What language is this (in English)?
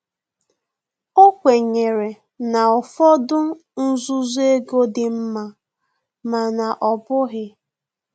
Igbo